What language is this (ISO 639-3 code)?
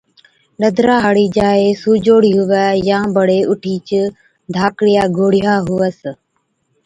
odk